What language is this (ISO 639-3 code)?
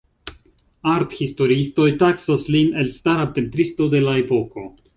epo